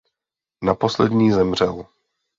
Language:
Czech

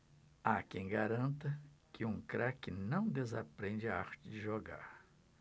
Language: Portuguese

